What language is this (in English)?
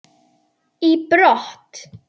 Icelandic